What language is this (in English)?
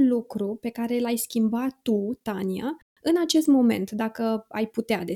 Romanian